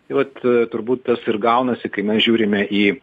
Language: Lithuanian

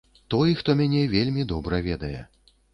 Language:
Belarusian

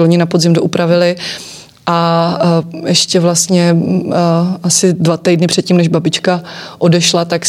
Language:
Czech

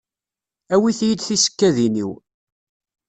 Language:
Kabyle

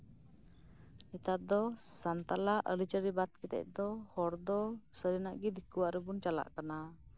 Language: Santali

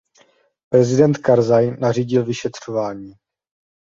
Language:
Czech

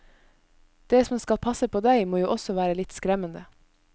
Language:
Norwegian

